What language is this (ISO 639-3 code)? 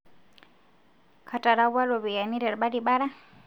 mas